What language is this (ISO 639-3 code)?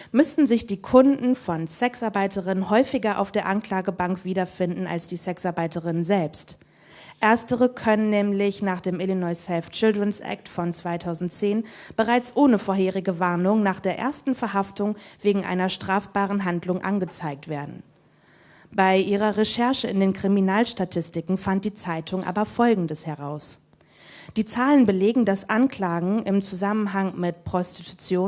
deu